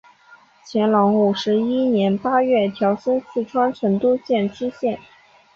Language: Chinese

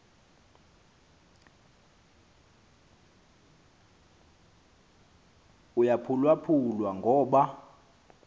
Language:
Xhosa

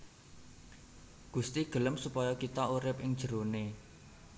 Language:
Javanese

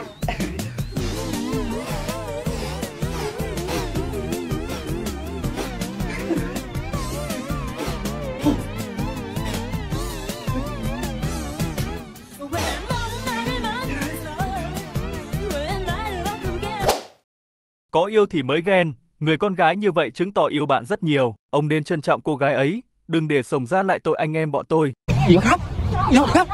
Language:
Vietnamese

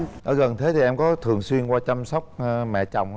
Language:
Vietnamese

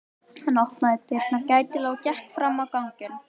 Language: Icelandic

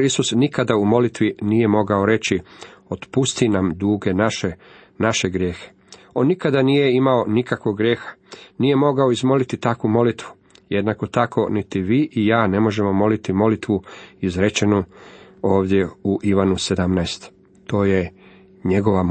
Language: Croatian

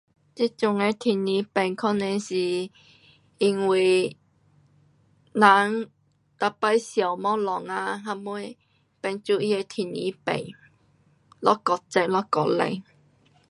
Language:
Pu-Xian Chinese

